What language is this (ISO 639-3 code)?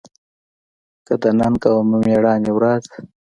pus